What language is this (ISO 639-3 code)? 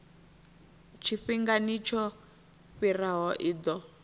ven